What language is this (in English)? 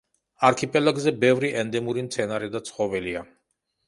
Georgian